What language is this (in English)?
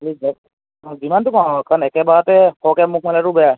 Assamese